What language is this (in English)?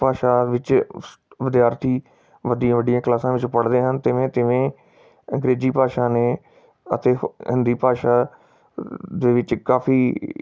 Punjabi